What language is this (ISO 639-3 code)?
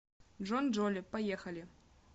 rus